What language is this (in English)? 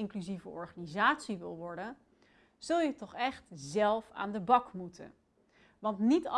Dutch